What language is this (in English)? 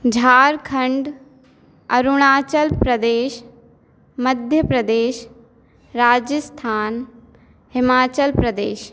Hindi